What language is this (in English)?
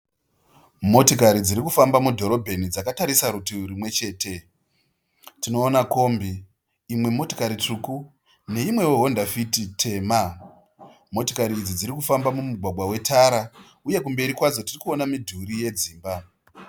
Shona